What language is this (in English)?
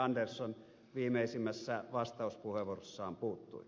Finnish